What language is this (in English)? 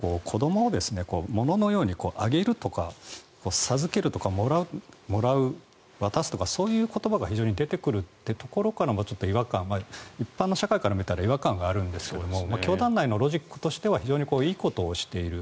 Japanese